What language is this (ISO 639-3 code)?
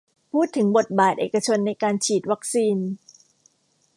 tha